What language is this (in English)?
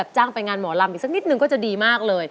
Thai